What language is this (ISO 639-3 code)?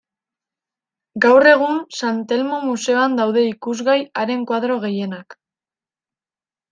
eus